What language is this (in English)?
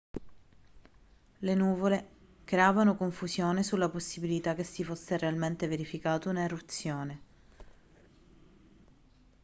Italian